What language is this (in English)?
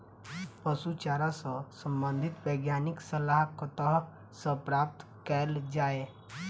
Maithili